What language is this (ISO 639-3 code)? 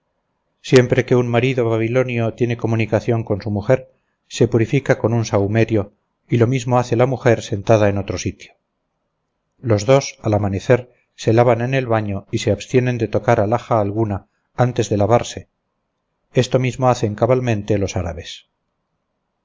spa